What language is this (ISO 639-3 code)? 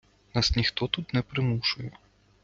ukr